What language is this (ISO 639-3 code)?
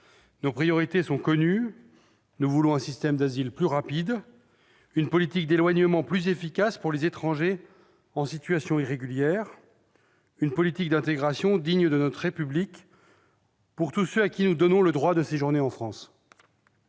fra